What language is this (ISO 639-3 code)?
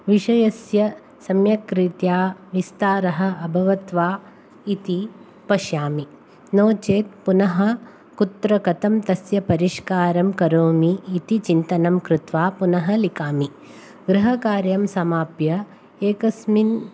san